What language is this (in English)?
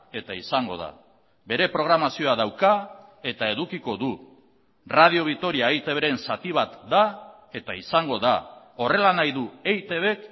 Basque